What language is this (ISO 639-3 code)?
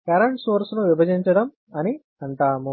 tel